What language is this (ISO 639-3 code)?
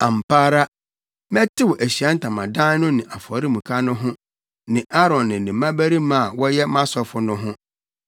aka